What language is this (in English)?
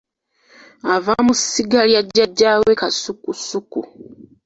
Ganda